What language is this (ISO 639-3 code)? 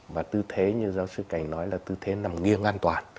vie